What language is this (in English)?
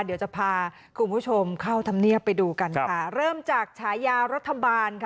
Thai